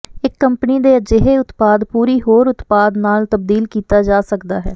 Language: Punjabi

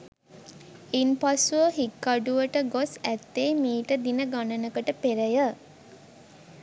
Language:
Sinhala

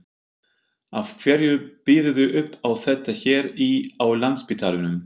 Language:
Icelandic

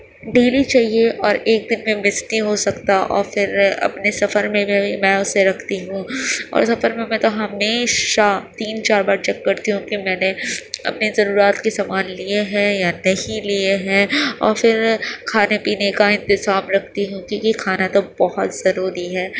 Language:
Urdu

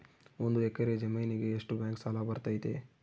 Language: Kannada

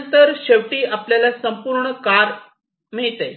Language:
Marathi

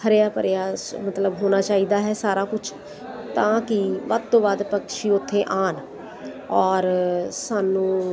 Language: Punjabi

